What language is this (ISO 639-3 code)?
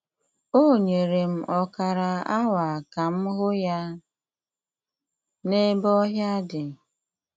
ibo